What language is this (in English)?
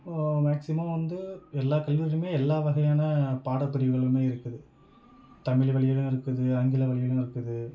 Tamil